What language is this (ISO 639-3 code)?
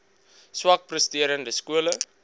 afr